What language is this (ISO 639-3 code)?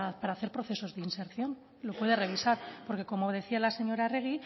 spa